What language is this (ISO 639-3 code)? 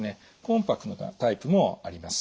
jpn